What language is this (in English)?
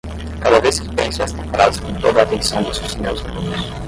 Portuguese